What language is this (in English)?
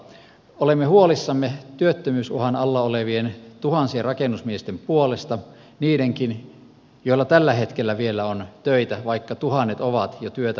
Finnish